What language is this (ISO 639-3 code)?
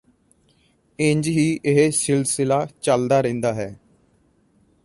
pan